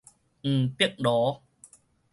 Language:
Min Nan Chinese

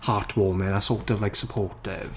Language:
Welsh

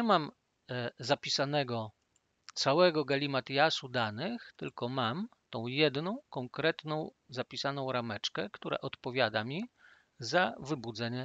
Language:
Polish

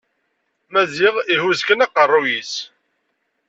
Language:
Kabyle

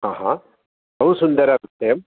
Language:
Sanskrit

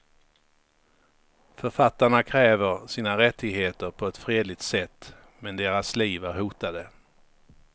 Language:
Swedish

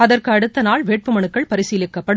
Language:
Tamil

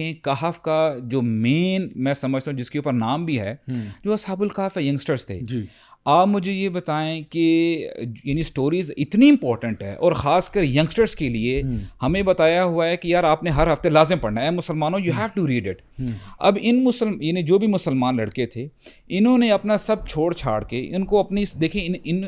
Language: Urdu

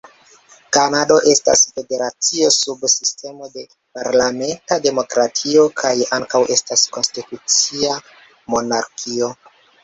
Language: Esperanto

